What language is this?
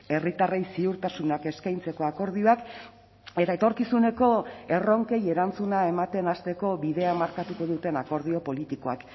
Basque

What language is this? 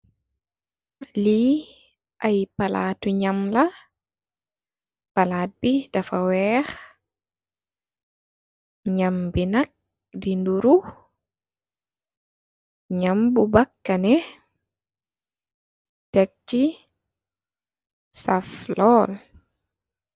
Wolof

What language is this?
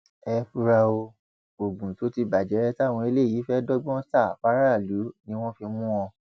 Yoruba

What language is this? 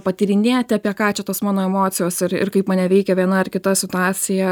Lithuanian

